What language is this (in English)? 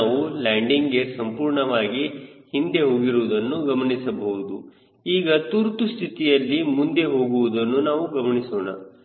Kannada